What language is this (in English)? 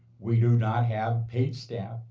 English